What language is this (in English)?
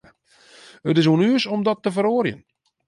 Western Frisian